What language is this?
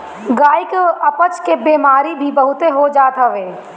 Bhojpuri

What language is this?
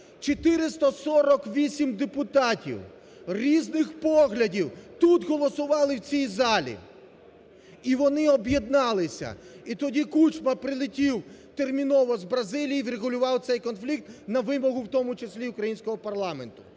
Ukrainian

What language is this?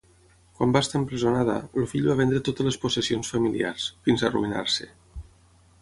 Catalan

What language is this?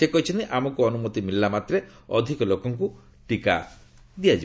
Odia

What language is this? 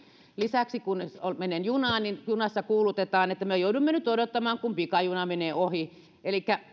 Finnish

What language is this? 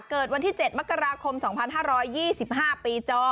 Thai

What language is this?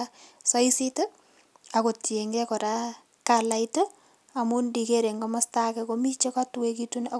Kalenjin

